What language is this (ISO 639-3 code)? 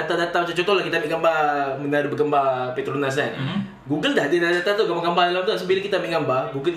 msa